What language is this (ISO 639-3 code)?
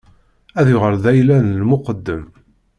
kab